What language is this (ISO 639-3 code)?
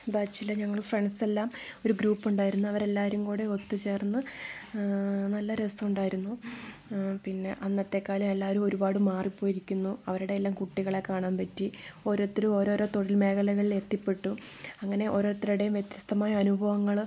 mal